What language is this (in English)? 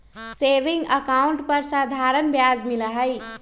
Magahi